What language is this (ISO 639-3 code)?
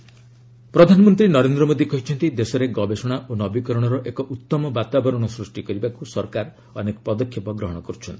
ori